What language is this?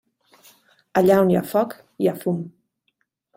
Catalan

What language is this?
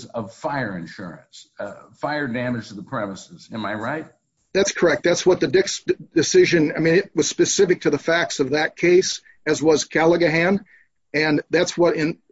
English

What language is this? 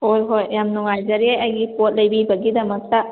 Manipuri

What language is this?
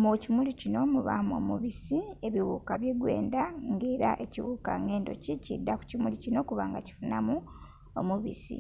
Soga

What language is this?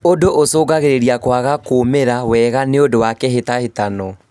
Kikuyu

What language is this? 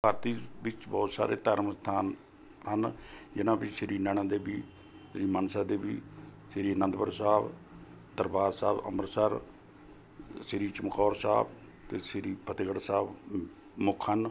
Punjabi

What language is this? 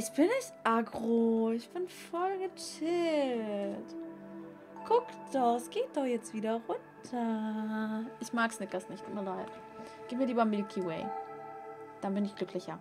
German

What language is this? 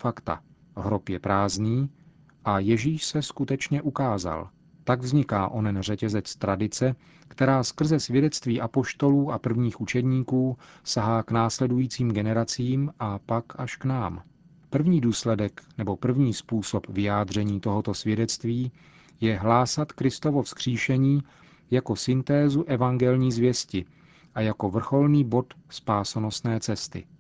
Czech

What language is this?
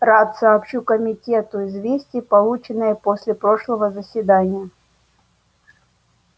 Russian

